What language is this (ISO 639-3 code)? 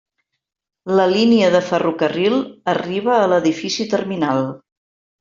cat